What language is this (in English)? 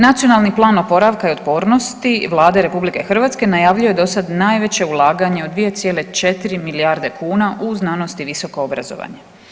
Croatian